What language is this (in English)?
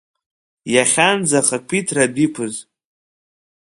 Abkhazian